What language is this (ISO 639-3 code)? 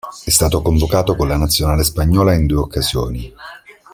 ita